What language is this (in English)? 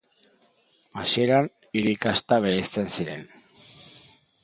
Basque